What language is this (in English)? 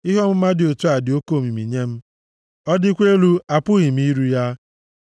Igbo